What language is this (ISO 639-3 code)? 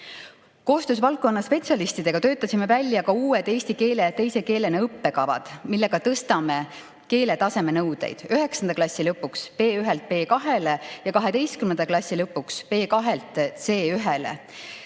est